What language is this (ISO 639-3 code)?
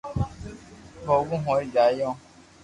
lrk